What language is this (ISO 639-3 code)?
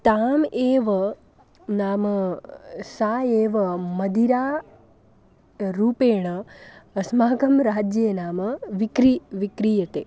san